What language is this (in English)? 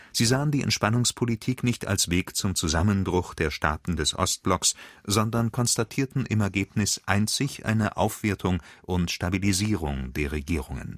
German